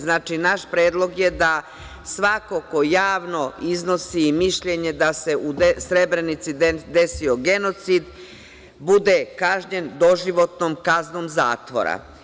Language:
Serbian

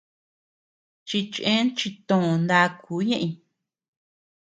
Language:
Tepeuxila Cuicatec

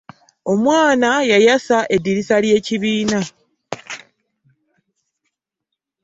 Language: Ganda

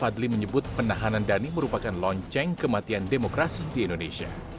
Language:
Indonesian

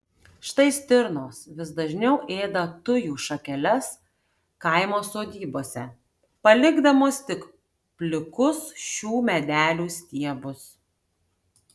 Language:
Lithuanian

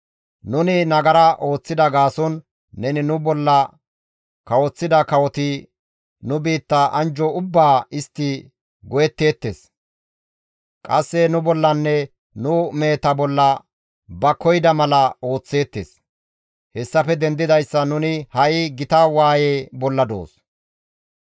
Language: Gamo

